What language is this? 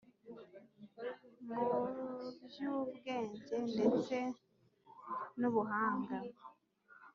Kinyarwanda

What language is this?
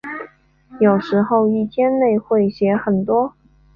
Chinese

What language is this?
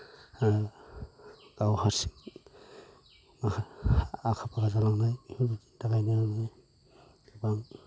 Bodo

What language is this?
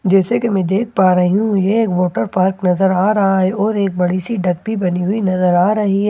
Hindi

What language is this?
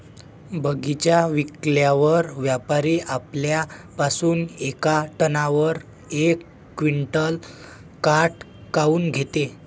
Marathi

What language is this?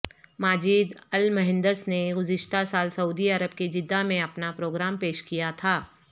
Urdu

